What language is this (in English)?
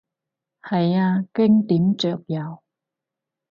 Cantonese